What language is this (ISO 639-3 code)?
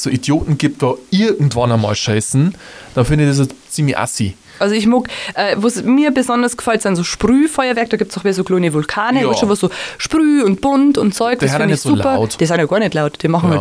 deu